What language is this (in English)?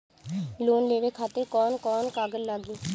Bhojpuri